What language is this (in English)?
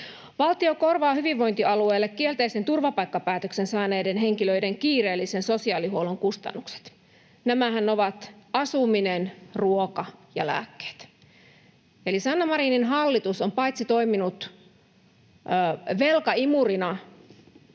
Finnish